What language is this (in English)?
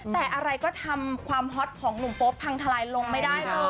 Thai